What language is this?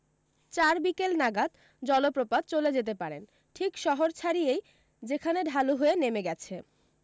Bangla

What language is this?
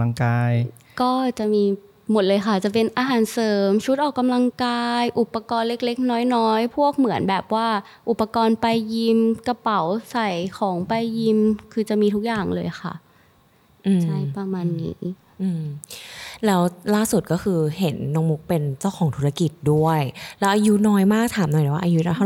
Thai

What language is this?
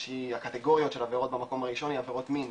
Hebrew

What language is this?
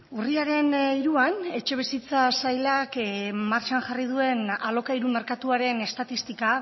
Basque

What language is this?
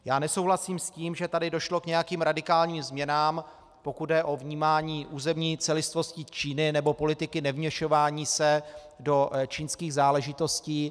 Czech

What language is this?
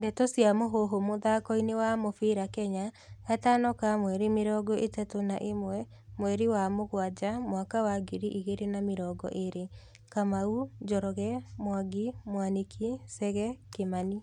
Kikuyu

